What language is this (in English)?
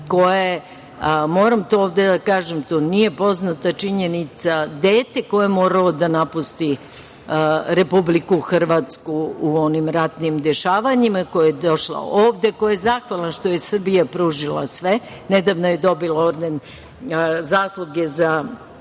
Serbian